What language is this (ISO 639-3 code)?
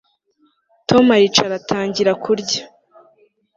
kin